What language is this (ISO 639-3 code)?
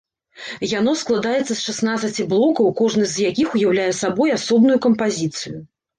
bel